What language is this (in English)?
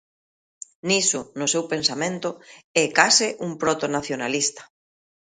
Galician